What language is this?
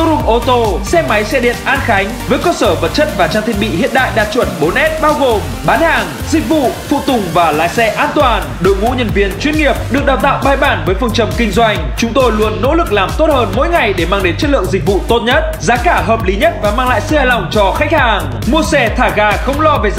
Vietnamese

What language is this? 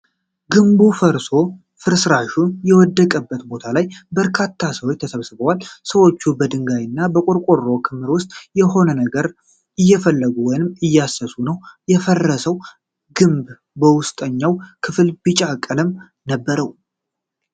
Amharic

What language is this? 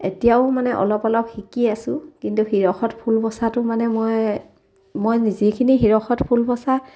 Assamese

